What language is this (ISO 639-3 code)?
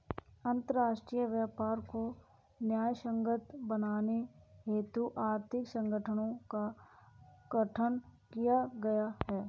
hin